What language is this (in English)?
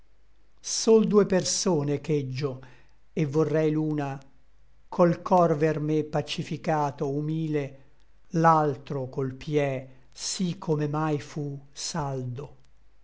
Italian